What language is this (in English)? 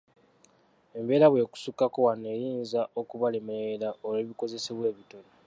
Ganda